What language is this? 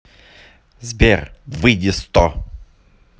Russian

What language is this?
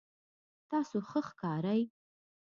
Pashto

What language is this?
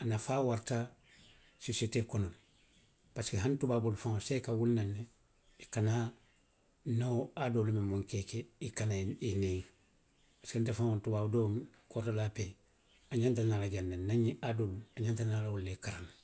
Western Maninkakan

